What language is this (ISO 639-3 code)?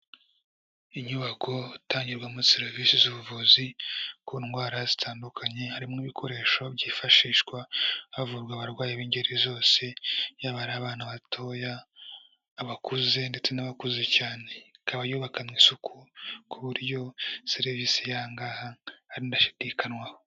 kin